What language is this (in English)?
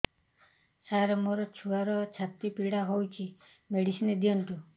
Odia